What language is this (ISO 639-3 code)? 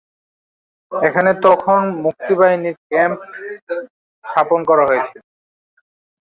ben